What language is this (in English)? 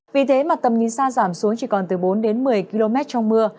Vietnamese